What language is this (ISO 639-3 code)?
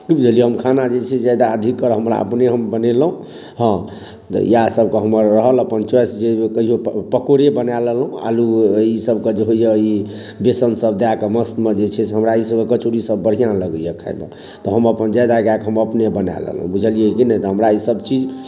mai